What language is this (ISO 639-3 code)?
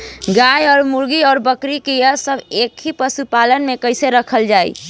bho